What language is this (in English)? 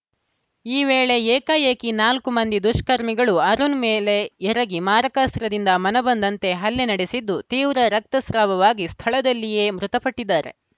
Kannada